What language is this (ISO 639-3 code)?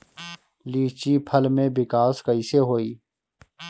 bho